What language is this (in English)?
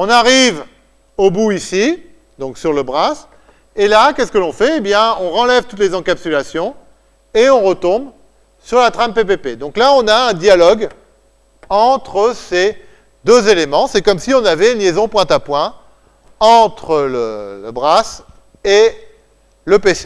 French